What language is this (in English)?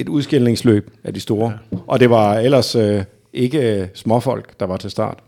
Danish